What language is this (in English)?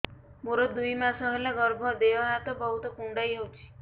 Odia